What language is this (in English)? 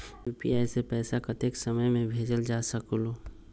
Magahi